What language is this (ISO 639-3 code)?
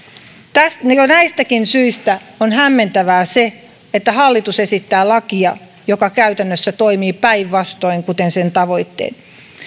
fin